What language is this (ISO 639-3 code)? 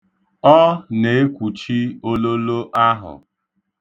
ibo